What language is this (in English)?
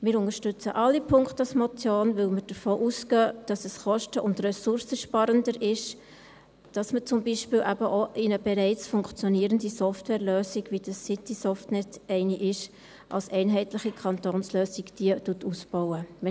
Swiss German